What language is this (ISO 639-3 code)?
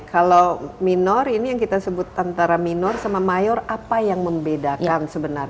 ind